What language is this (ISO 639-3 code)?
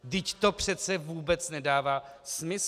ces